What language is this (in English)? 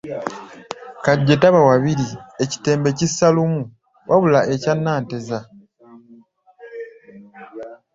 Ganda